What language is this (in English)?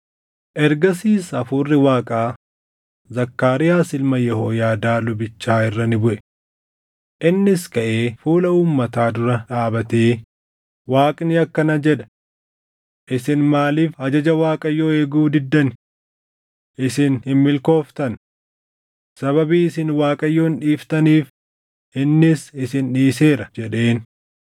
Oromo